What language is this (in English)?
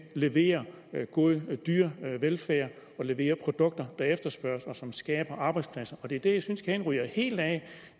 Danish